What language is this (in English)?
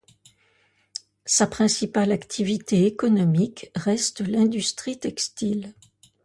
French